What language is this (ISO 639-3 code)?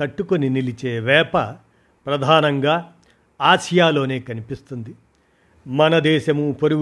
tel